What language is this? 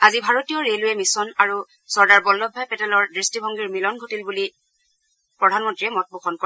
Assamese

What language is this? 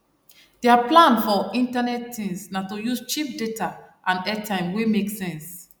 Nigerian Pidgin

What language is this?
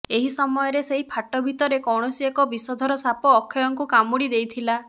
Odia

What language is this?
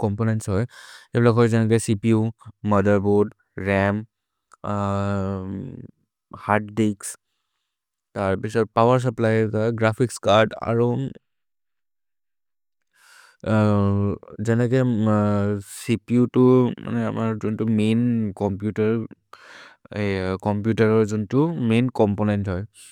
Maria (India)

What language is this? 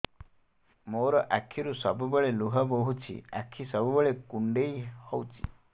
Odia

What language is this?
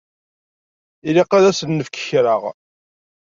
Kabyle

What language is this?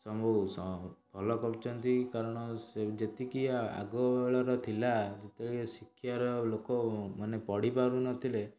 Odia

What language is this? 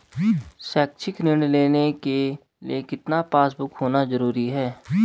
Hindi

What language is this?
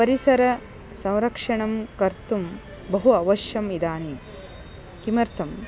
Sanskrit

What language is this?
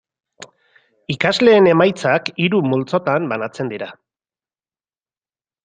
Basque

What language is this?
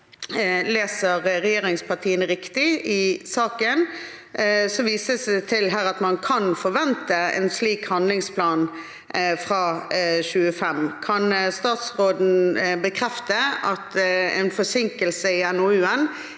Norwegian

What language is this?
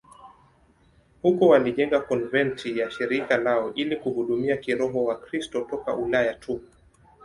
Swahili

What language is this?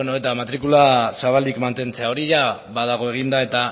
Basque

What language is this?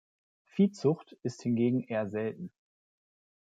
German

